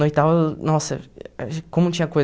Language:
Portuguese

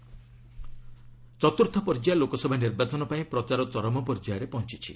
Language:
Odia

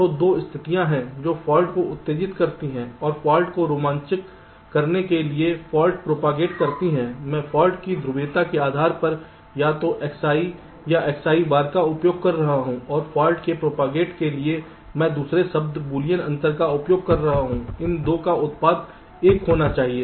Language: Hindi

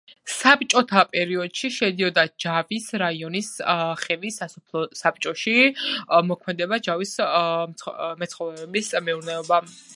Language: Georgian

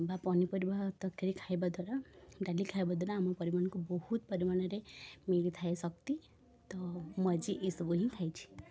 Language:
Odia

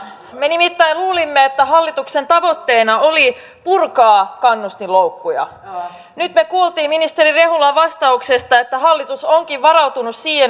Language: Finnish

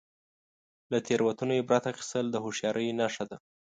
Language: Pashto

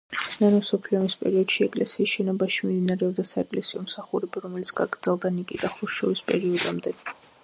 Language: Georgian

